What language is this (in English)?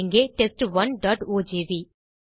Tamil